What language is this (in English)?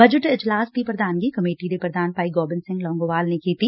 Punjabi